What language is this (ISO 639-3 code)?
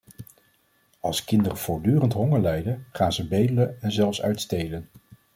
nld